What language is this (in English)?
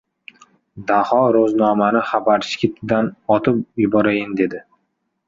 Uzbek